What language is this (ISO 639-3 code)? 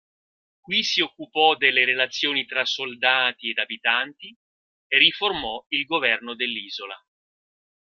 ita